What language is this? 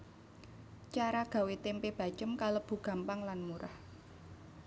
Javanese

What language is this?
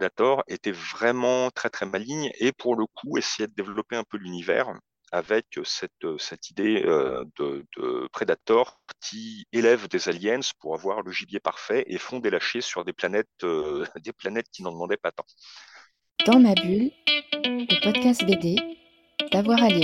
French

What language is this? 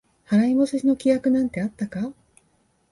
Japanese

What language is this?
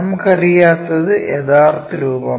Malayalam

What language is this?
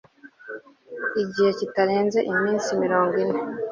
Kinyarwanda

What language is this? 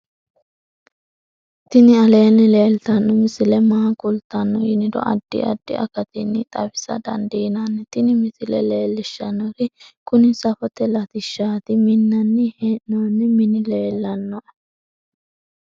Sidamo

